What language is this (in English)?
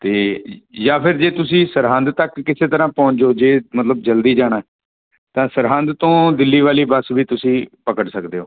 Punjabi